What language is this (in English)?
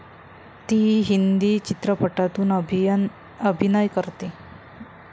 Marathi